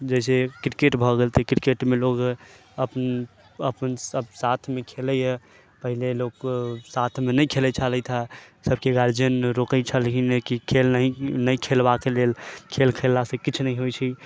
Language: Maithili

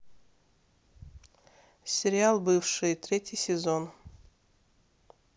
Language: Russian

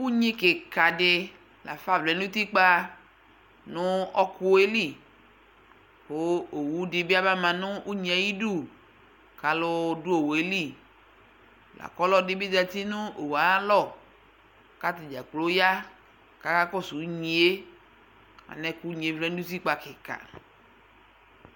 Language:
Ikposo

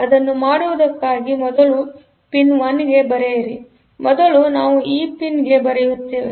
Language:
Kannada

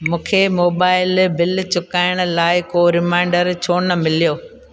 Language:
Sindhi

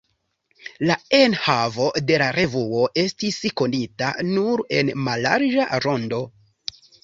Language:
Esperanto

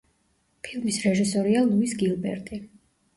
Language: Georgian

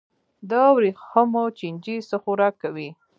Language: Pashto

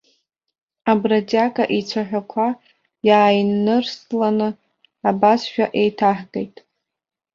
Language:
Abkhazian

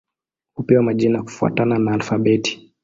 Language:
Swahili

